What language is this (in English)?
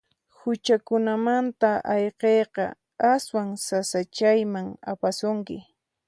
Puno Quechua